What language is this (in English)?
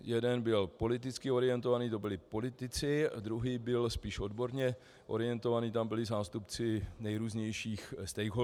Czech